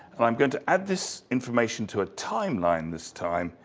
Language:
English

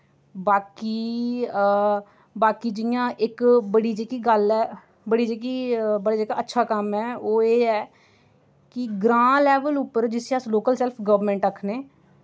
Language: Dogri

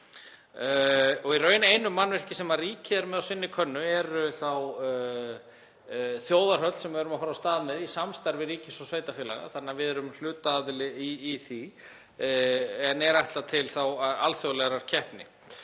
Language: Icelandic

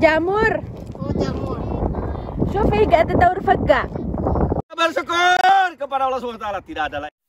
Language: Indonesian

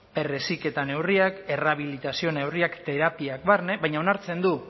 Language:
Basque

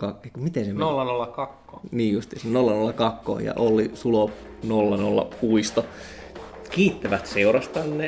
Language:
Finnish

